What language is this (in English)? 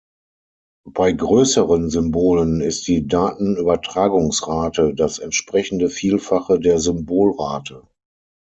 German